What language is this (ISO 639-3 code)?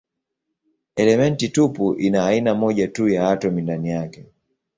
swa